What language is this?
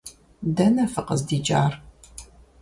Kabardian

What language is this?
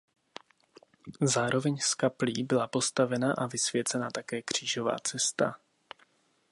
Czech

